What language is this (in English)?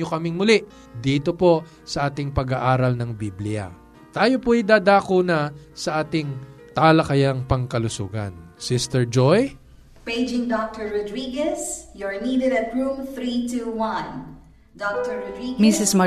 Filipino